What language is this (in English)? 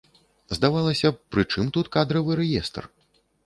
Belarusian